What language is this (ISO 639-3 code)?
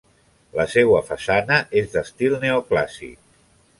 cat